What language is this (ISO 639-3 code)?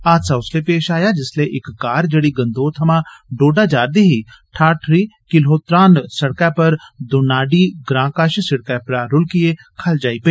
doi